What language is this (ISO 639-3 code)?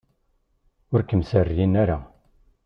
kab